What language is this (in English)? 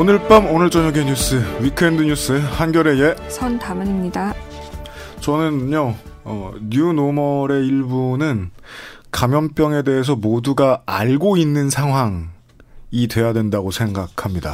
Korean